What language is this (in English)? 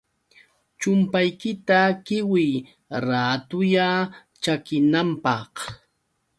Yauyos Quechua